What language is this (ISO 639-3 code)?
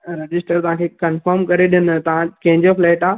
snd